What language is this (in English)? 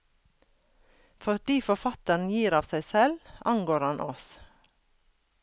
Norwegian